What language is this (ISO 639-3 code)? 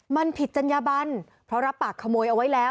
tha